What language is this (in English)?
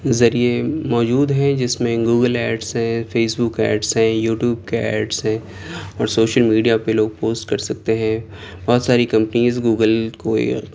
Urdu